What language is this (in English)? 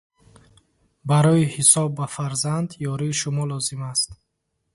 Tajik